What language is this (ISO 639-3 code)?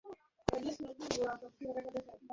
ben